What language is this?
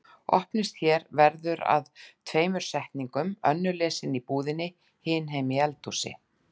Icelandic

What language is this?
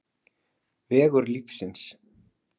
Icelandic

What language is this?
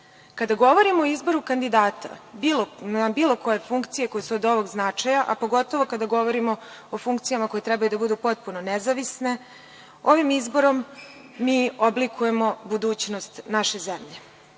Serbian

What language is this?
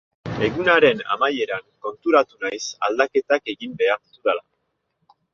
Basque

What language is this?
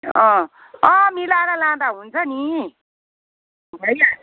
Nepali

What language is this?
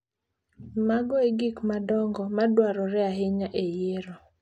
Luo (Kenya and Tanzania)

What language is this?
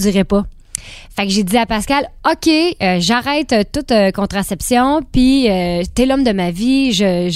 French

